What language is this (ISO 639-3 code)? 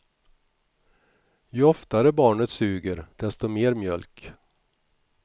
swe